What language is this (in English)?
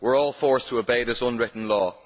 English